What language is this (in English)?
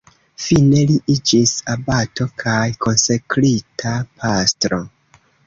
Esperanto